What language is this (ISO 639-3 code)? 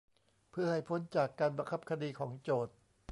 tha